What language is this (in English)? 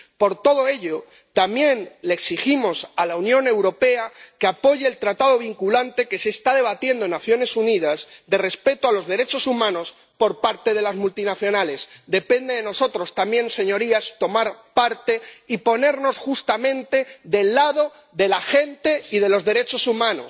Spanish